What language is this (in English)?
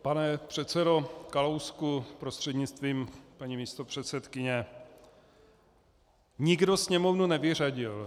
Czech